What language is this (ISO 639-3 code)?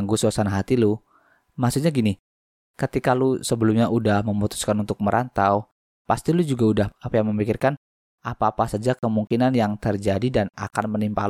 ind